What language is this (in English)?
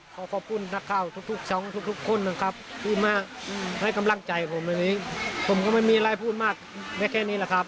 Thai